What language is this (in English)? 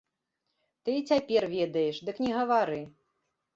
Belarusian